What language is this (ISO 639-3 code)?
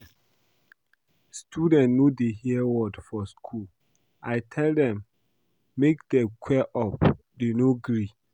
pcm